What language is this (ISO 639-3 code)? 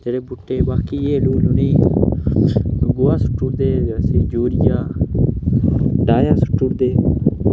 doi